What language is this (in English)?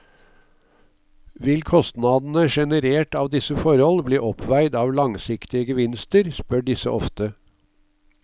Norwegian